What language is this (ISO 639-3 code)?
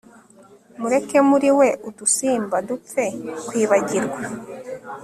kin